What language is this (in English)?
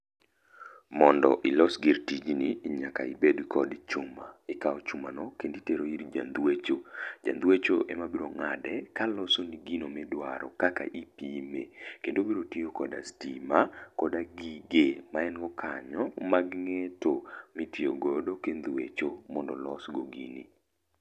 Luo (Kenya and Tanzania)